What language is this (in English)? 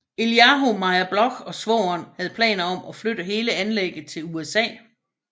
Danish